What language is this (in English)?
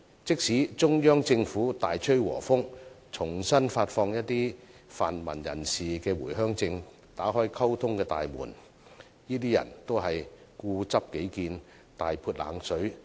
Cantonese